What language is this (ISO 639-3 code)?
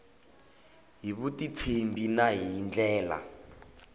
tso